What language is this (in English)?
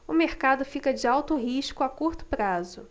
Portuguese